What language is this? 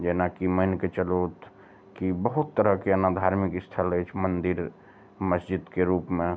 Maithili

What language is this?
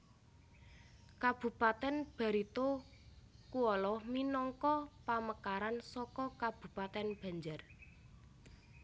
Javanese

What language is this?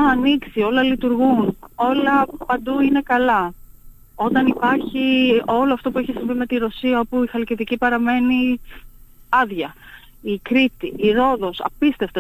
Greek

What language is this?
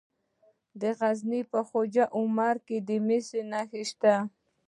Pashto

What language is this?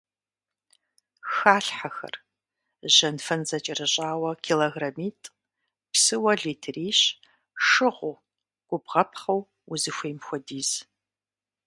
Kabardian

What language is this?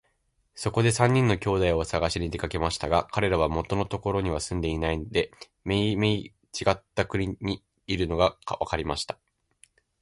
Japanese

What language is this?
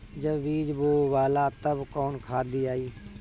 Bhojpuri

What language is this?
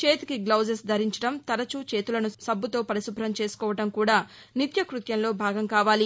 Telugu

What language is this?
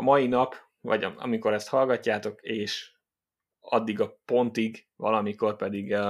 Hungarian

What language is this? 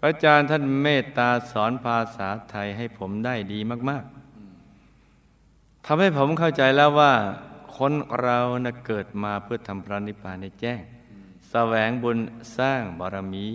Thai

